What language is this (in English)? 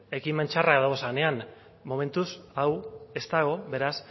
Basque